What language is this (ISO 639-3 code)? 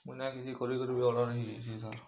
ori